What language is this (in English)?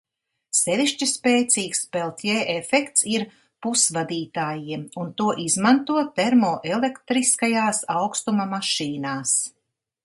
Latvian